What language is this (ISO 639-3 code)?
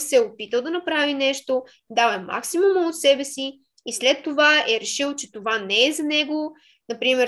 bul